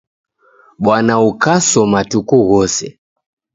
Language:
Taita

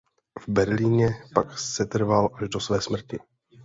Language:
Czech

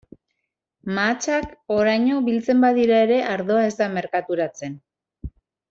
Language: Basque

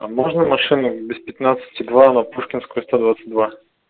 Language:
Russian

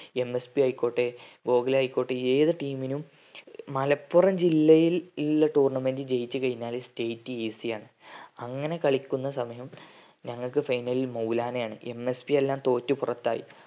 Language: Malayalam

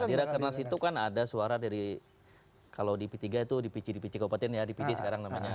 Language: Indonesian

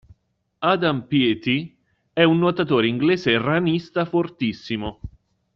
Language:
Italian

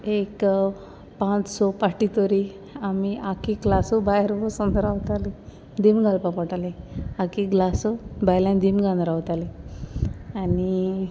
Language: Konkani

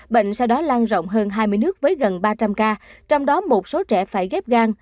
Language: Vietnamese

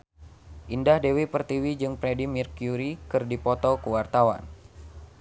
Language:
Sundanese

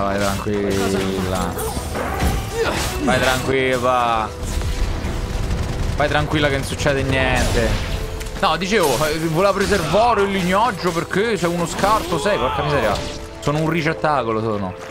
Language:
Italian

